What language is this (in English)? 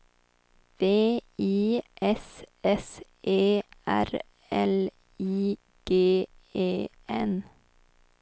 Swedish